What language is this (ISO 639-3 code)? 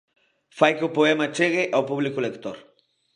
glg